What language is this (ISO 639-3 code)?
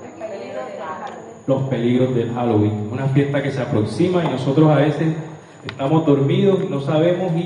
spa